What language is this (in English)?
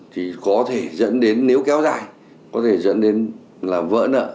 Vietnamese